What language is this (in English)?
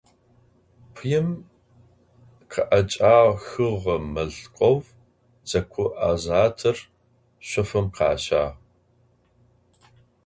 Adyghe